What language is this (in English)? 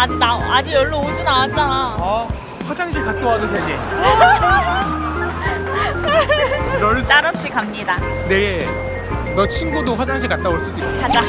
Korean